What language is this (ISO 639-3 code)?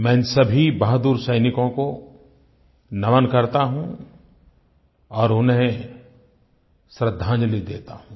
hin